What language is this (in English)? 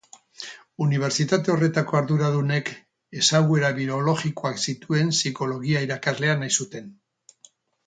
Basque